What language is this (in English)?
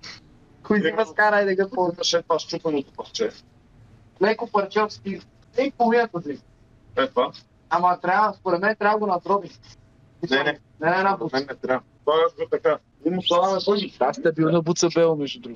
Bulgarian